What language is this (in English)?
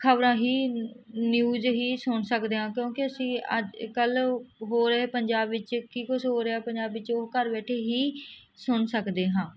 Punjabi